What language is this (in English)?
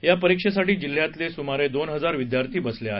Marathi